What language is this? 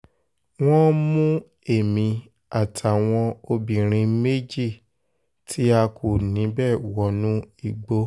Yoruba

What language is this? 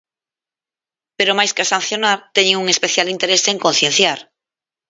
Galician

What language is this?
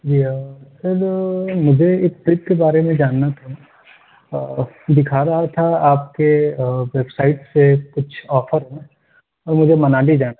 Urdu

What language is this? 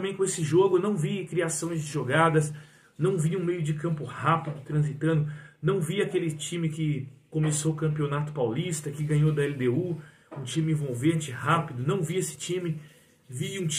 Portuguese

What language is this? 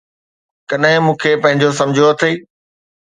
Sindhi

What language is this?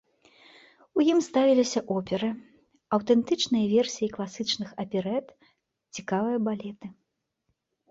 Belarusian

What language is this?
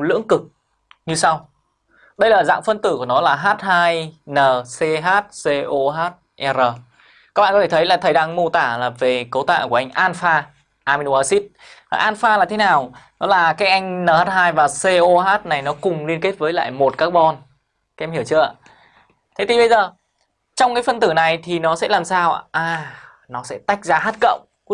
Vietnamese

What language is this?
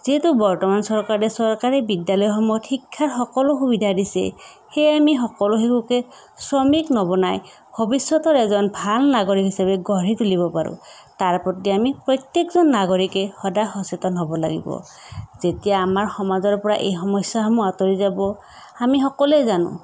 Assamese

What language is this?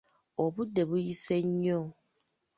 Ganda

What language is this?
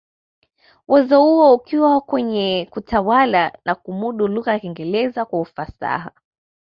Swahili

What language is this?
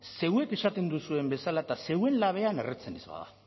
Basque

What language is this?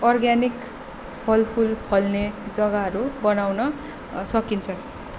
Nepali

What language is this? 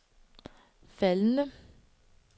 Danish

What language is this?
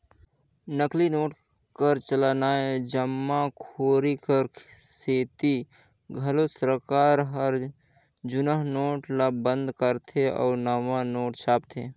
Chhattisgarhi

